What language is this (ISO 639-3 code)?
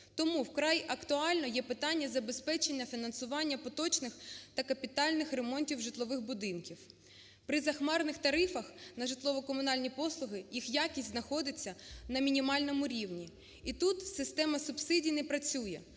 ukr